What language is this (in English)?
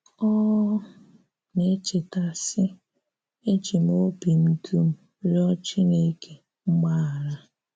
Igbo